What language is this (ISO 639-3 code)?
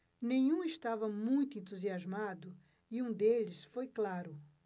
por